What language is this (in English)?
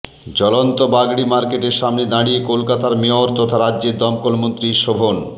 Bangla